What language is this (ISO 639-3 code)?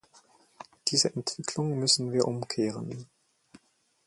deu